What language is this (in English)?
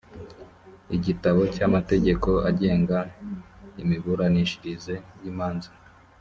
Kinyarwanda